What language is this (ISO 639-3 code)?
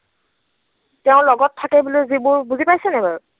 asm